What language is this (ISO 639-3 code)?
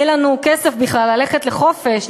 heb